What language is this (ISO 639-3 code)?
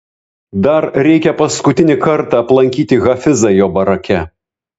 lit